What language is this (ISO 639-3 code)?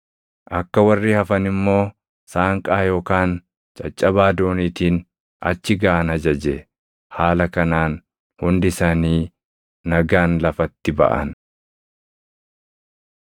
orm